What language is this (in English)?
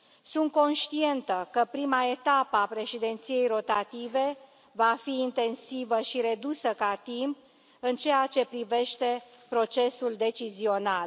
Romanian